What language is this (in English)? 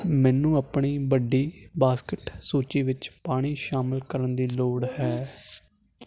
Punjabi